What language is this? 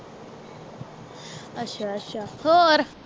Punjabi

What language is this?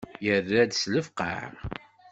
Kabyle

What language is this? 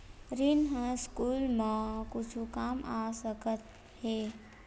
Chhattisgarhi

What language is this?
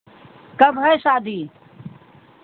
Hindi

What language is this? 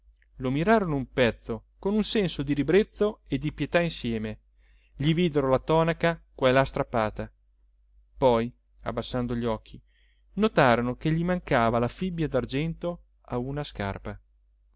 Italian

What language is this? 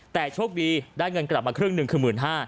Thai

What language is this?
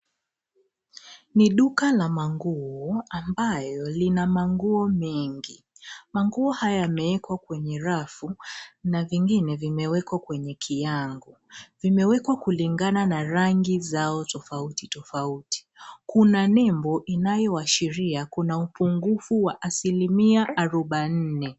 Swahili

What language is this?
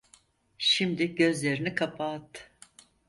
Turkish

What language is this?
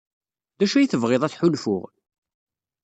Kabyle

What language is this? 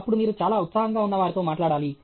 Telugu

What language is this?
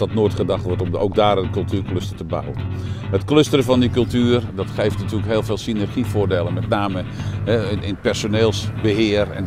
Dutch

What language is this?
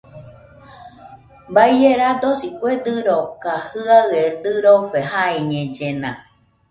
Nüpode Huitoto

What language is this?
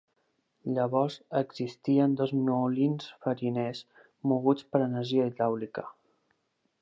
Catalan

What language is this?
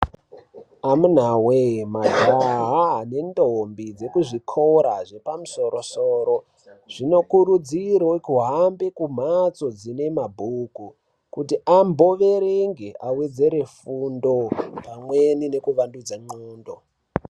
Ndau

